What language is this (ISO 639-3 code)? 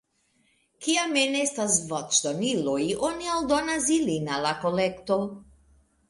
epo